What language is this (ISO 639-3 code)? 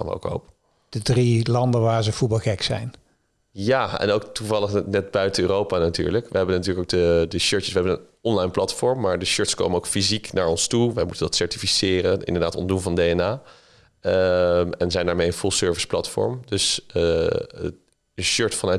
nld